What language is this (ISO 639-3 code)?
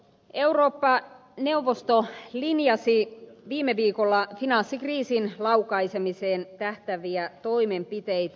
fin